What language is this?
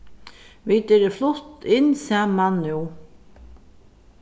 Faroese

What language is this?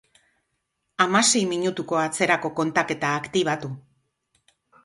Basque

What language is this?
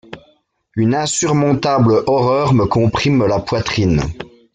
French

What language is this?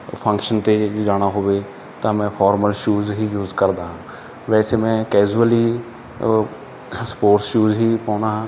Punjabi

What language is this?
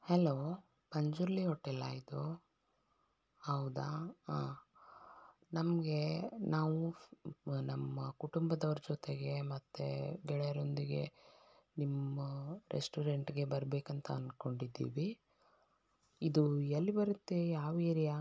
Kannada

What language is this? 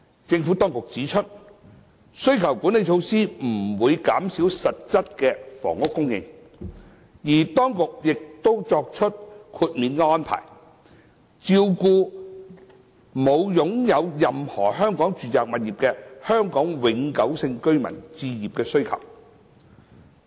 Cantonese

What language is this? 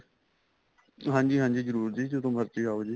Punjabi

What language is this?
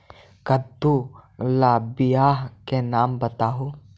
Magahi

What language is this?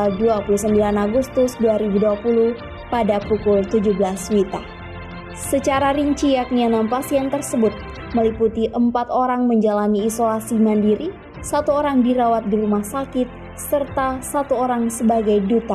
Indonesian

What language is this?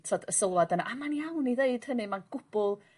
Welsh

